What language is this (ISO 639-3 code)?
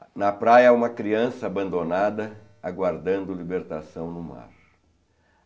por